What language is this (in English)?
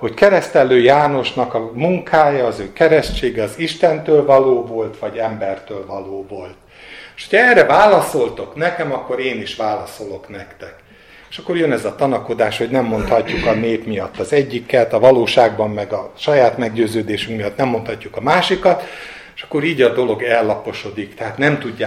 Hungarian